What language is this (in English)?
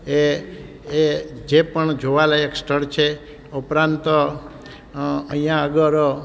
Gujarati